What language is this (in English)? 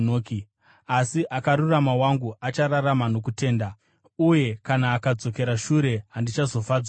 Shona